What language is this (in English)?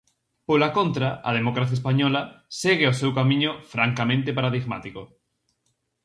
Galician